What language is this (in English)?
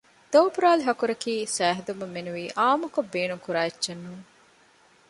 Divehi